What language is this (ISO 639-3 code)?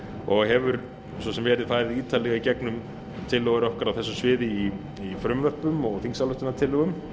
isl